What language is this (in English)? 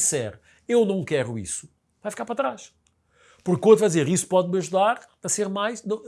Portuguese